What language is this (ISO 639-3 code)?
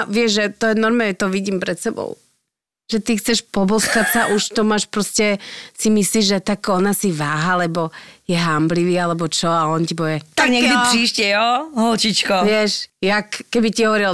slk